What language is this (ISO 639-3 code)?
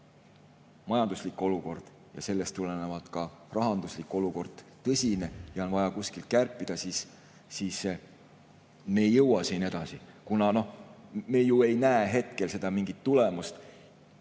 est